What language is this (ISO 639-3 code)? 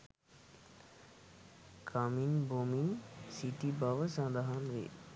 sin